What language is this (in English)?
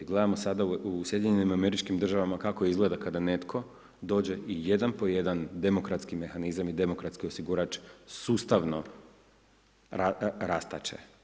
Croatian